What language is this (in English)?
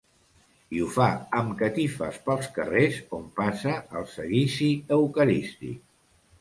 Catalan